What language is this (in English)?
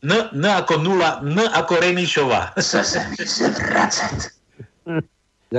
Slovak